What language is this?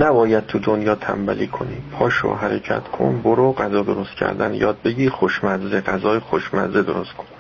Persian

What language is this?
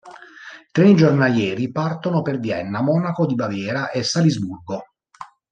Italian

